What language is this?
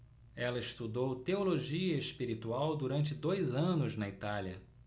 Portuguese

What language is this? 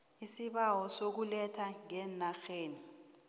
South Ndebele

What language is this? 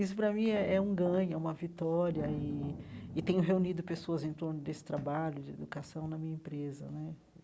Portuguese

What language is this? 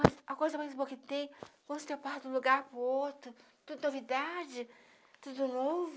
Portuguese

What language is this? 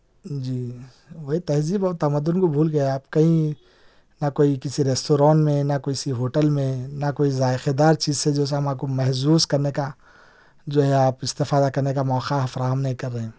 Urdu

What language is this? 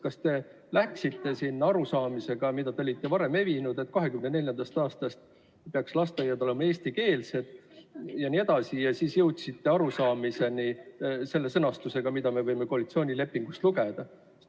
Estonian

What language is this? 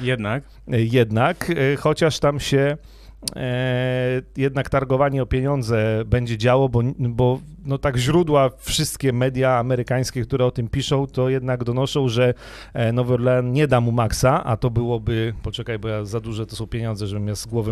Polish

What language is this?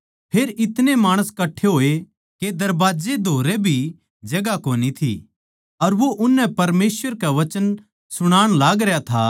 Haryanvi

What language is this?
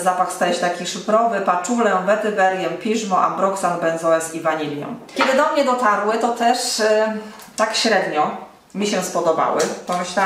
Polish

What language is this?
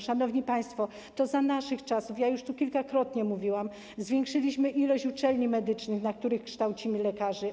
Polish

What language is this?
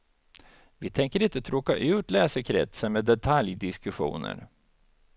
Swedish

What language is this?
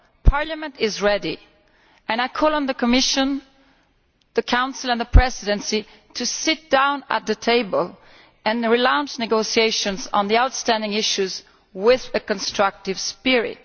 English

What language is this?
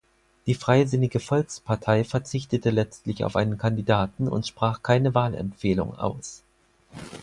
German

